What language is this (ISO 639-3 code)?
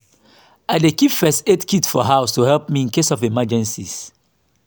pcm